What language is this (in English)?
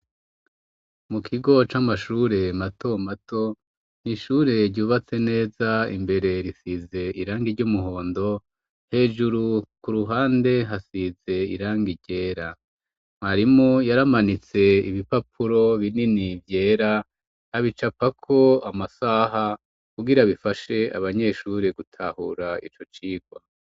Rundi